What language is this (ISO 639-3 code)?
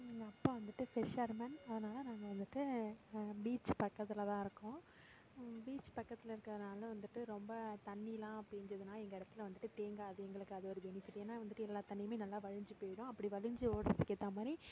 tam